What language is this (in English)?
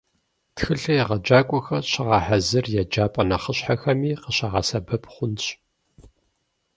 Kabardian